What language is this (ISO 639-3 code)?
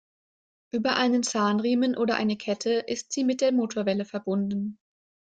deu